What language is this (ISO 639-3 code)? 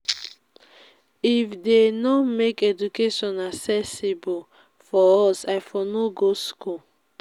pcm